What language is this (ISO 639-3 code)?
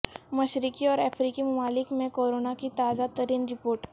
urd